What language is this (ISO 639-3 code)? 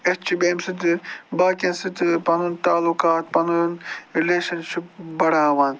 kas